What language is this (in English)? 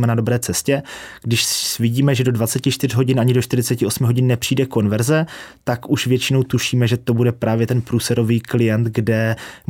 Czech